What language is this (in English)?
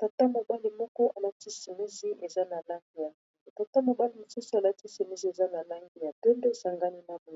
Lingala